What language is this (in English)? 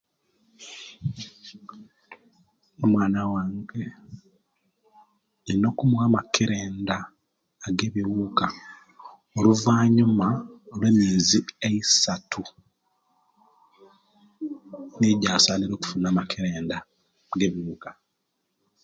Kenyi